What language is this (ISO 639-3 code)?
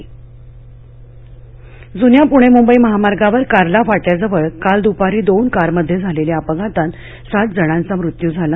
mar